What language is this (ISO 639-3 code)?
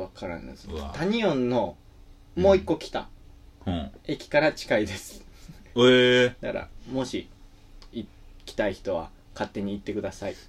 jpn